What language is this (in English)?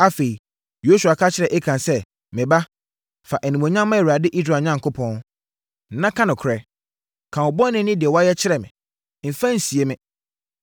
Akan